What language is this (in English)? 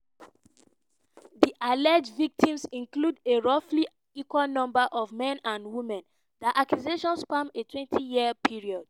Nigerian Pidgin